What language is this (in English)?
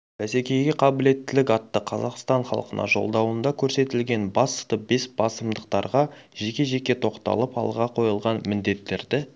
Kazakh